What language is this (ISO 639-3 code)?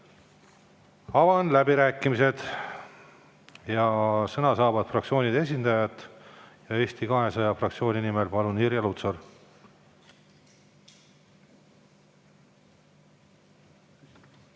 est